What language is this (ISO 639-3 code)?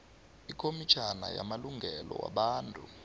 nbl